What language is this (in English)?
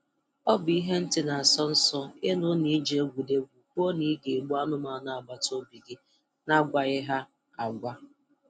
Igbo